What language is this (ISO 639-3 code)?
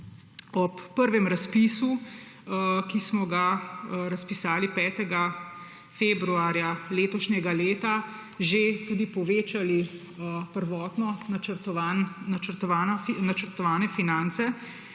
slv